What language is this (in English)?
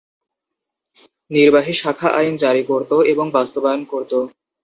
Bangla